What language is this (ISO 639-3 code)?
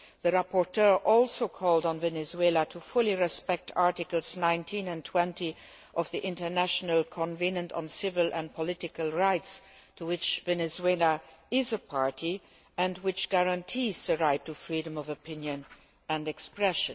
eng